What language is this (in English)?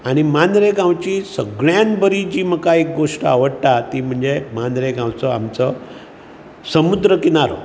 Konkani